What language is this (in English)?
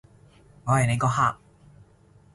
Cantonese